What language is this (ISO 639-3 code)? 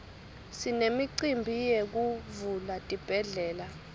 ssw